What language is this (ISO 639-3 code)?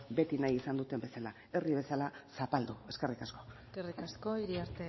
eus